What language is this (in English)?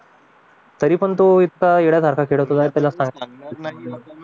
Marathi